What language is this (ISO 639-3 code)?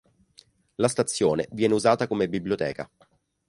ita